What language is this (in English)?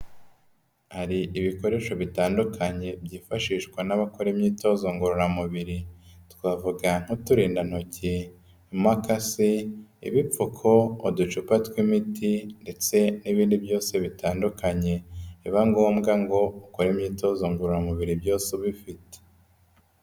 Kinyarwanda